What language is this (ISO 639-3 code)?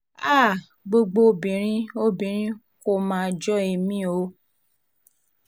yor